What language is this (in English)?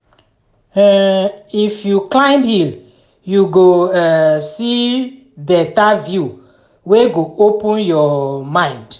Nigerian Pidgin